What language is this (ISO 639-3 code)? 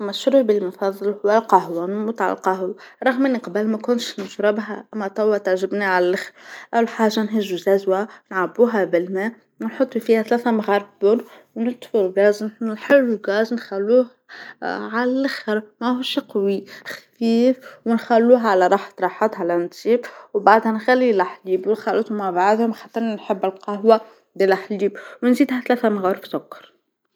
aeb